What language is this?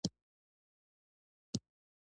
Pashto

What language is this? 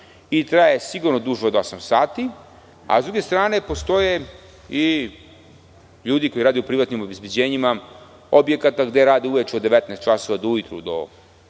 Serbian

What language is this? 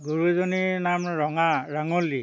Assamese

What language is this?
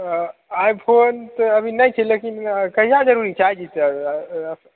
Maithili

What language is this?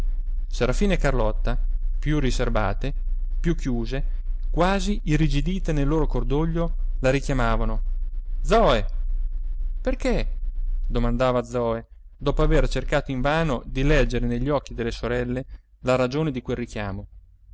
Italian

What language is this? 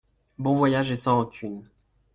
French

